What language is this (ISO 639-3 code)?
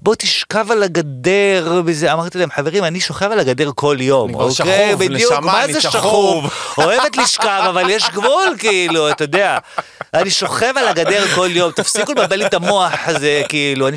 heb